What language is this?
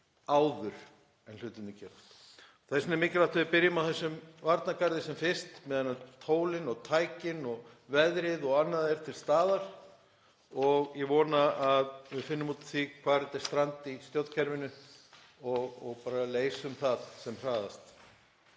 Icelandic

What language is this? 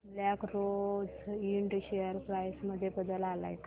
Marathi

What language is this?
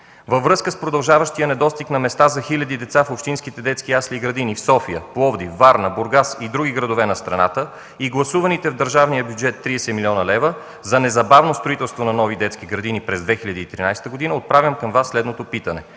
Bulgarian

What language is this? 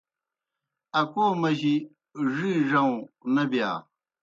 Kohistani Shina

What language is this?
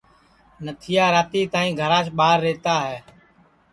Sansi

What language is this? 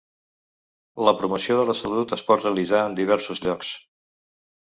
Catalan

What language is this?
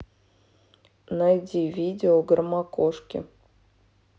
Russian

